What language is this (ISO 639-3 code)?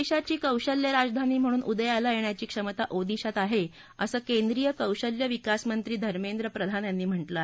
mar